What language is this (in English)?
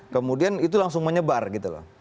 Indonesian